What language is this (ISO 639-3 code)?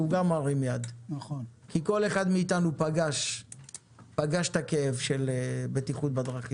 heb